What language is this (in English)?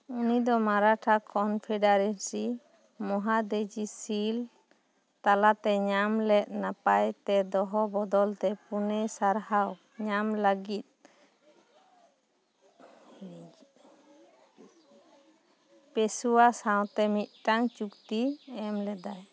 Santali